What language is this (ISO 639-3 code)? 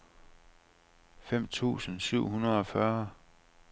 dan